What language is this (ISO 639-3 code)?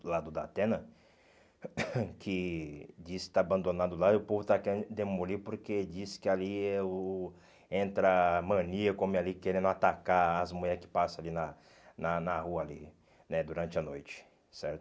por